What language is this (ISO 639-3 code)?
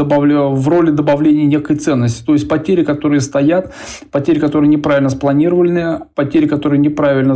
rus